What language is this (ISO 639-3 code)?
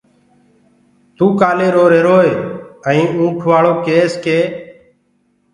ggg